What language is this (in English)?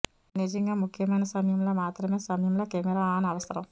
Telugu